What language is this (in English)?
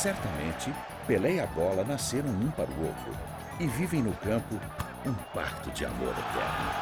Portuguese